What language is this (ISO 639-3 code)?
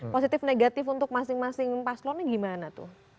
ind